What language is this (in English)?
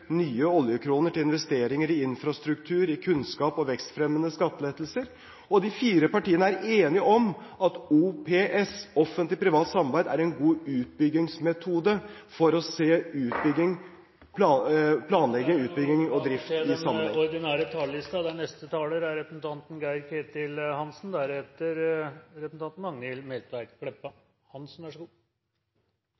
Norwegian